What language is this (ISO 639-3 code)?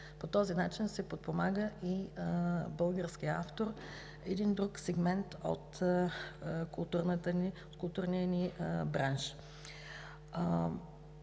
bul